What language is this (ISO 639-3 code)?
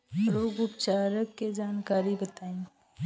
bho